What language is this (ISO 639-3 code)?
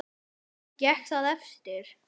isl